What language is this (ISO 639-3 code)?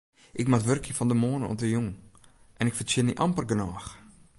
fry